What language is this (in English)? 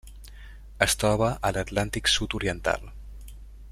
Catalan